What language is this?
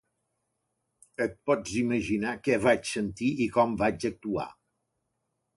Catalan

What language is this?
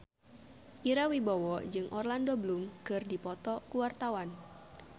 Sundanese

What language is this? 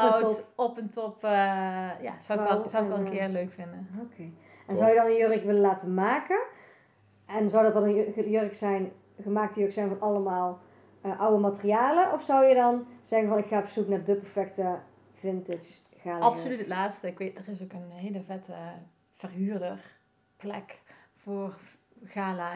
Dutch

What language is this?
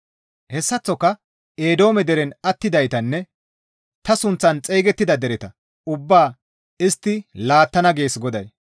Gamo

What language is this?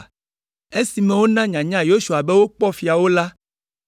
Ewe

